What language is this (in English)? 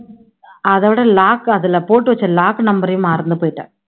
Tamil